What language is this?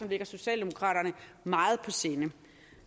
Danish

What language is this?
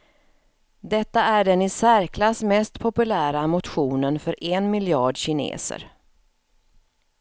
Swedish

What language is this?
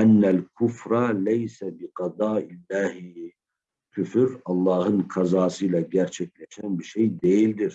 Turkish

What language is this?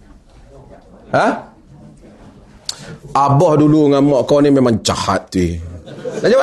Malay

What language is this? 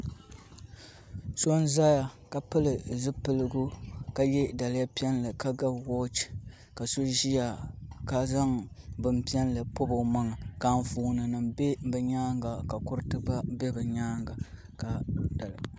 Dagbani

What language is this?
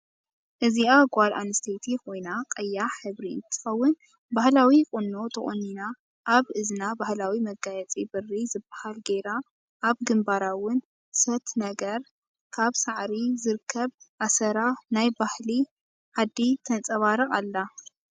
Tigrinya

